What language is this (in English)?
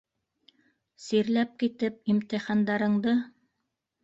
Bashkir